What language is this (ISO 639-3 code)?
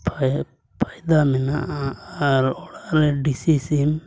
sat